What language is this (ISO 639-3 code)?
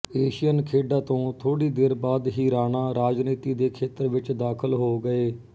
pan